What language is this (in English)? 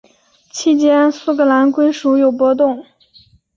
Chinese